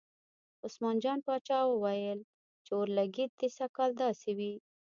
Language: Pashto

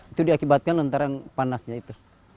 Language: Indonesian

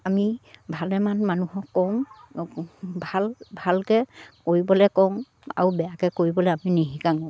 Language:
Assamese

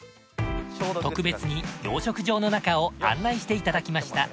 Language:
Japanese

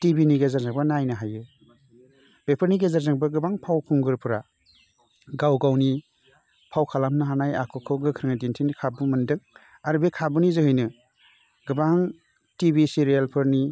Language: Bodo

